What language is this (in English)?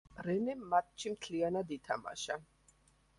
Georgian